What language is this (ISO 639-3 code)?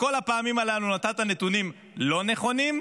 heb